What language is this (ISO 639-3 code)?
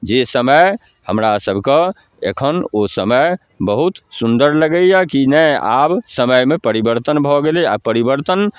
mai